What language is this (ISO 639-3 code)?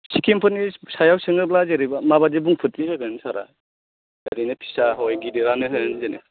brx